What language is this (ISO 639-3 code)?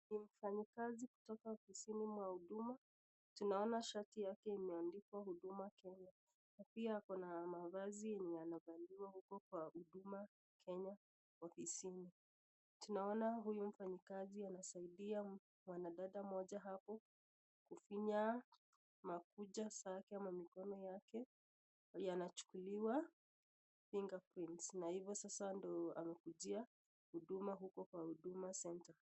swa